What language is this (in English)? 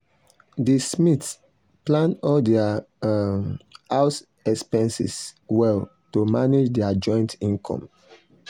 Nigerian Pidgin